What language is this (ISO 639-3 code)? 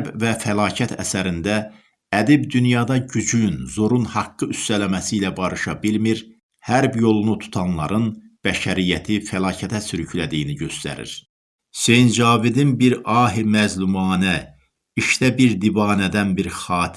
tur